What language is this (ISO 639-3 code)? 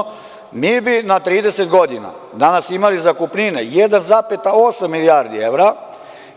srp